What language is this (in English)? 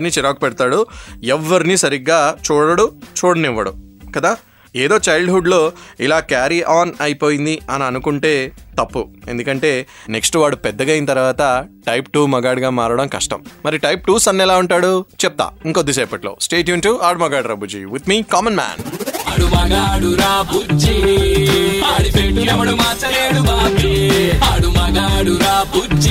Telugu